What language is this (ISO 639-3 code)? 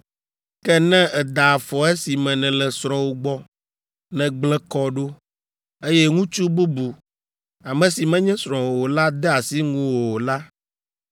ewe